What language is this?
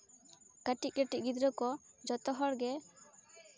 Santali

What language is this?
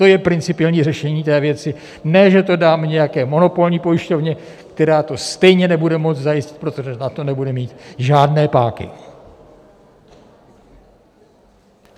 Czech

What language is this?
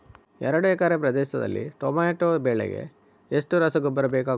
Kannada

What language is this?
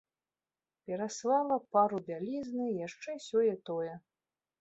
Belarusian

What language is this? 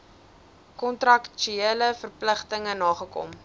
Afrikaans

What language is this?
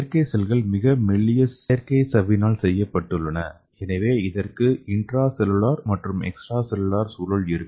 Tamil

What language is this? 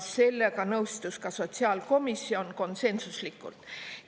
Estonian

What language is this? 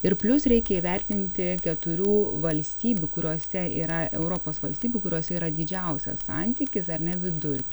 Lithuanian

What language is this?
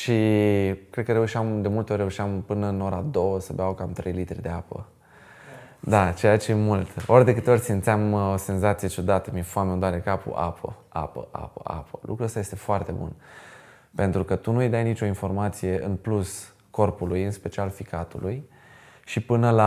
Romanian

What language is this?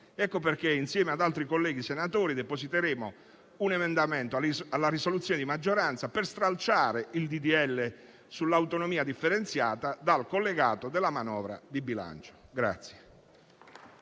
Italian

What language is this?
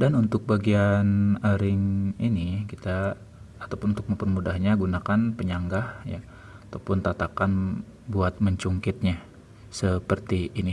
Indonesian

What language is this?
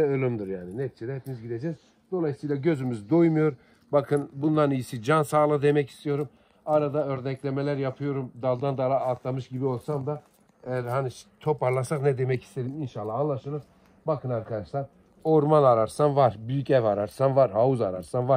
Turkish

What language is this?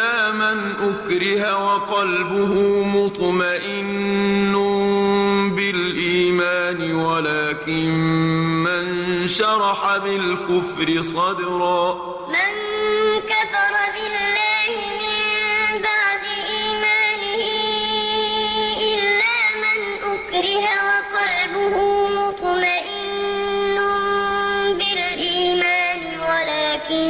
Arabic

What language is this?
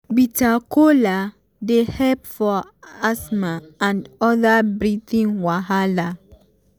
Nigerian Pidgin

